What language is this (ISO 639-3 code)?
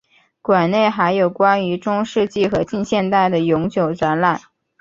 zho